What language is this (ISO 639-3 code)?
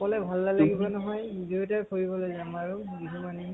asm